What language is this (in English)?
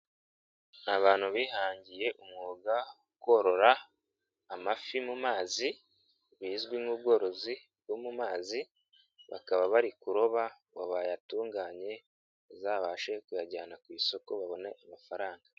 Kinyarwanda